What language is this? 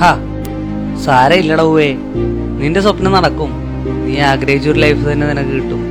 Malayalam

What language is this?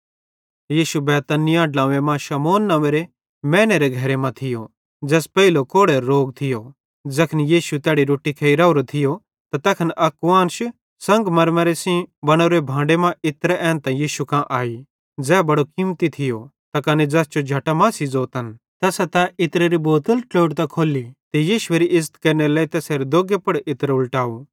Bhadrawahi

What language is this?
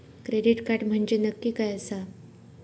Marathi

